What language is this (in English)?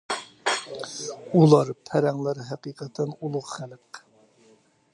Uyghur